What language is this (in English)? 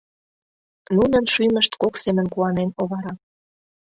Mari